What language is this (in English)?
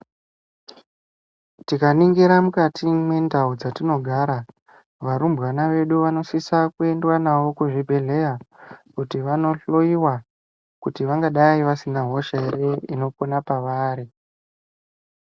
Ndau